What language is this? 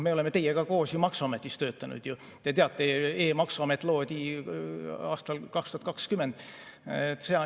Estonian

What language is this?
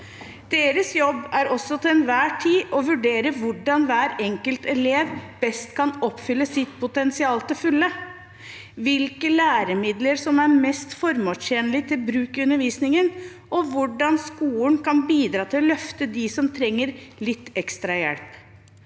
Norwegian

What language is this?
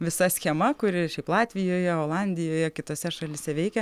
Lithuanian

